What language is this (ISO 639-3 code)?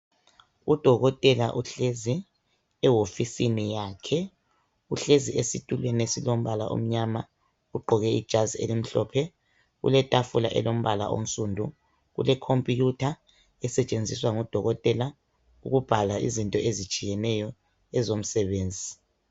nde